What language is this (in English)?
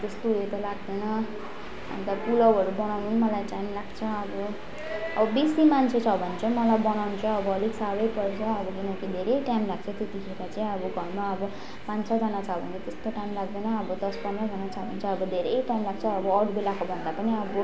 Nepali